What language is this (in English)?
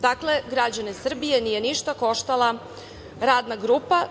Serbian